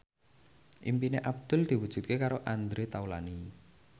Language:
Javanese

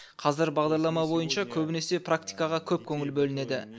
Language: Kazakh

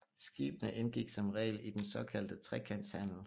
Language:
Danish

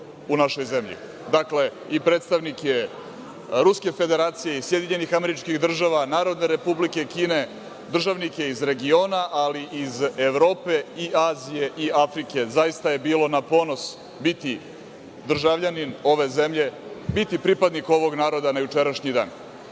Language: Serbian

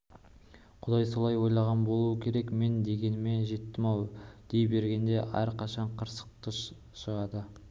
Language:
Kazakh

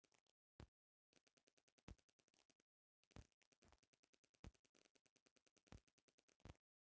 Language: Bhojpuri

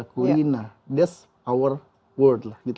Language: Indonesian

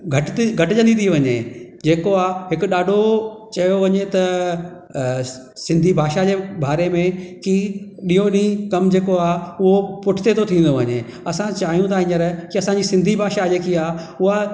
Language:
Sindhi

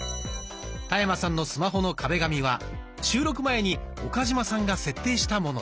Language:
Japanese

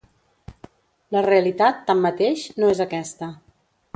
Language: Catalan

